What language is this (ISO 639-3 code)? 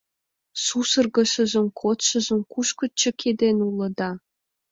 chm